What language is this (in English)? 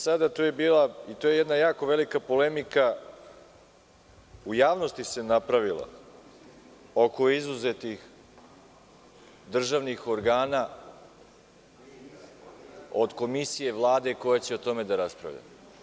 Serbian